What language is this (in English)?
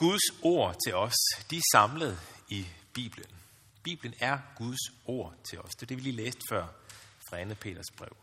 Danish